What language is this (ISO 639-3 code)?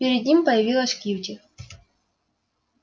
rus